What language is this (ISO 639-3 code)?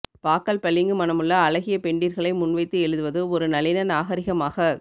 tam